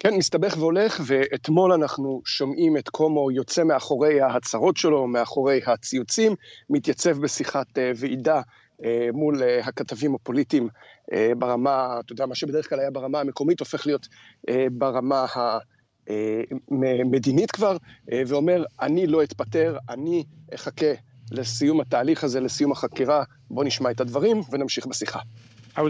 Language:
Hebrew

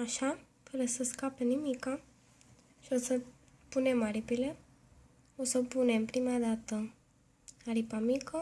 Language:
Romanian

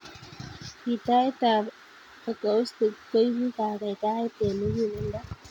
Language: Kalenjin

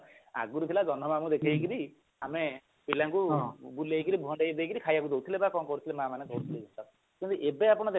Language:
Odia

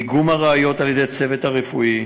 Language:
Hebrew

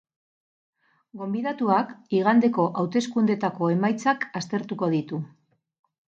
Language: Basque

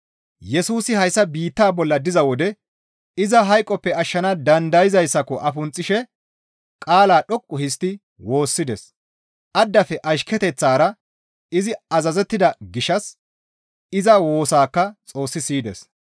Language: Gamo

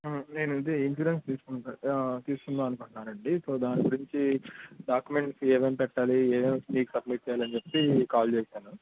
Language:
Telugu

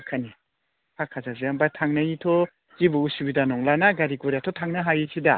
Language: Bodo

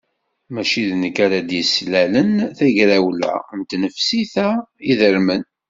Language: Kabyle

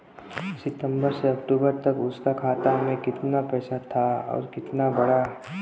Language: Bhojpuri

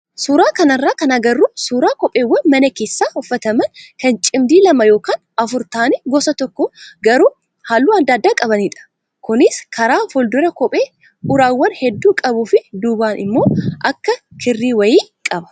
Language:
Oromo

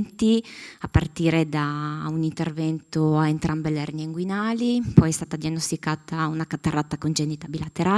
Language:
Italian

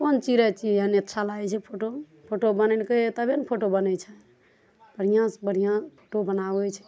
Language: Maithili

